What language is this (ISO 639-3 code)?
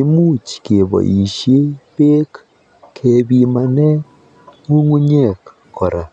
kln